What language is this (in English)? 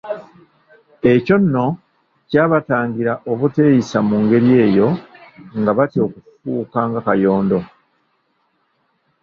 Ganda